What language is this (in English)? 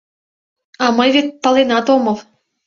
Mari